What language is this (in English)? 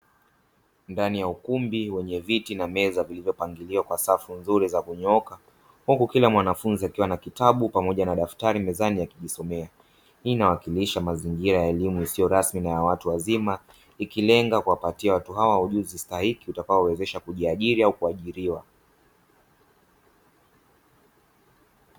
Swahili